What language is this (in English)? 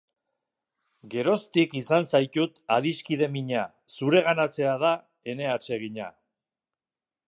Basque